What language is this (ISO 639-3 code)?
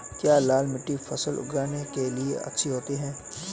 hin